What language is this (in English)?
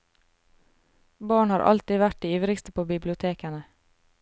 Norwegian